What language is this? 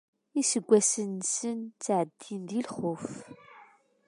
Kabyle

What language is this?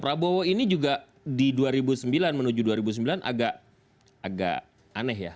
Indonesian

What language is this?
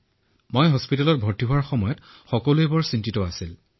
Assamese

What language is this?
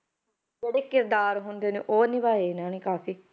Punjabi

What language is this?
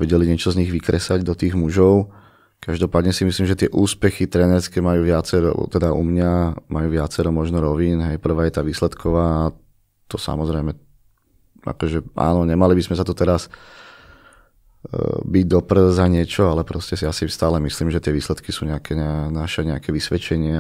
Slovak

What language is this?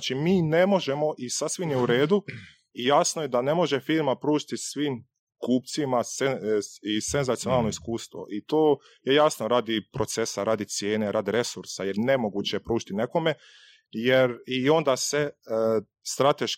Croatian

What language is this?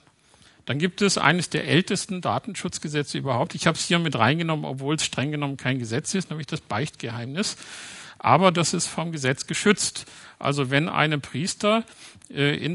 German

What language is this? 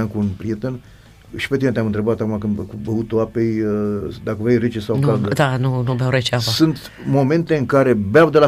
Romanian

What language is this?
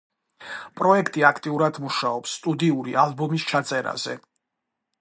Georgian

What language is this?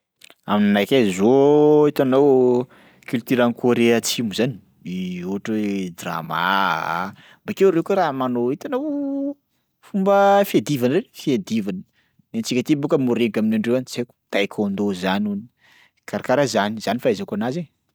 Sakalava Malagasy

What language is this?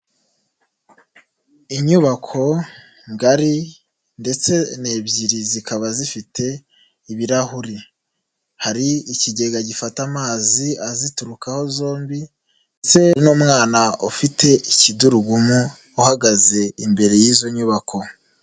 Kinyarwanda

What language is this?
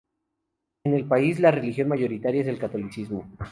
Spanish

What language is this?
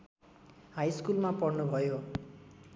Nepali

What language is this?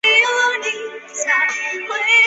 Chinese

